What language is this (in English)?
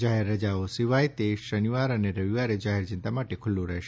Gujarati